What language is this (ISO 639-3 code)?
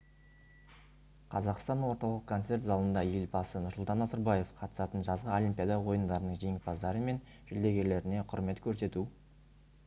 kaz